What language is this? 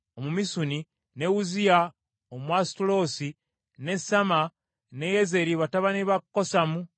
Ganda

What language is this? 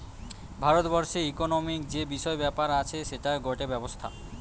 Bangla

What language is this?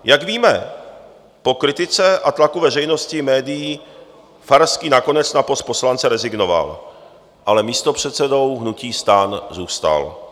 Czech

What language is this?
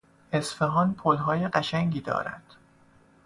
Persian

